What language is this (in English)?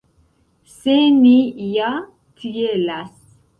Esperanto